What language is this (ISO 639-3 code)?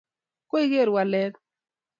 kln